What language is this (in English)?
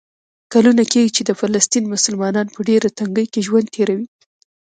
Pashto